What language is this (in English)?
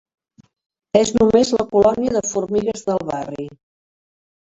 Catalan